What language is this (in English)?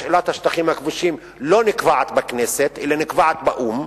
Hebrew